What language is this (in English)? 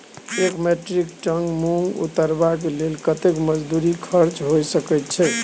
Maithili